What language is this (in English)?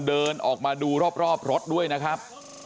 Thai